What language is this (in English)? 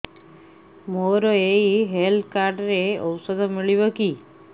Odia